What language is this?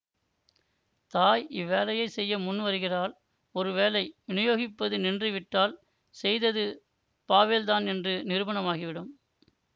Tamil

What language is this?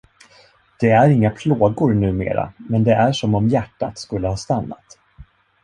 Swedish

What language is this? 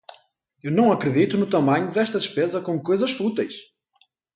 Portuguese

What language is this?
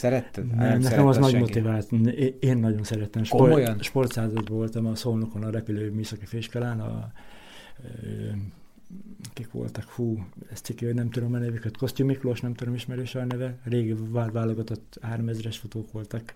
Hungarian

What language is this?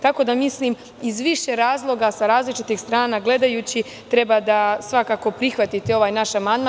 Serbian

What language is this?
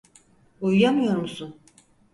Turkish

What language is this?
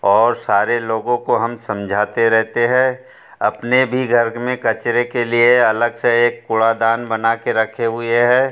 Hindi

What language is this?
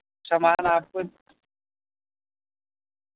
Urdu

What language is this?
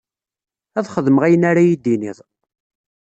Kabyle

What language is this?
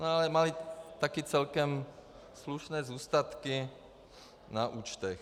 Czech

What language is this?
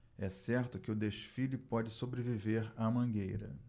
Portuguese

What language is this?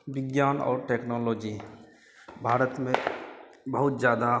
Hindi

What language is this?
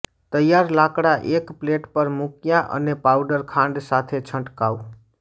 Gujarati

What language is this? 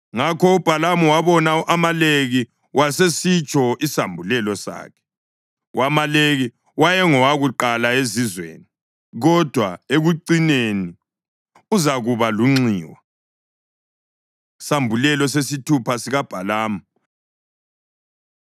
North Ndebele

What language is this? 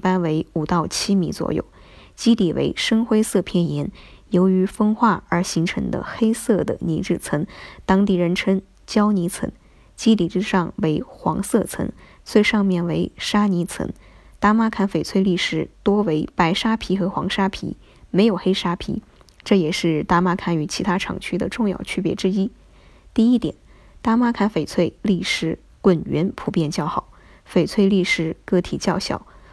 Chinese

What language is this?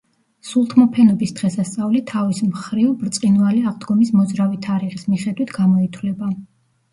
Georgian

